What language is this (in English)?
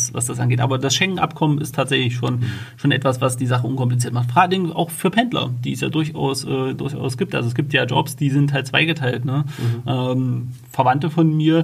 German